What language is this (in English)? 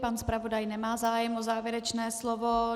Czech